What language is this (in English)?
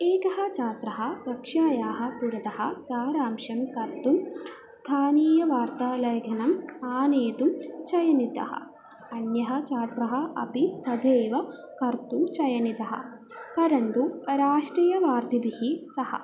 Sanskrit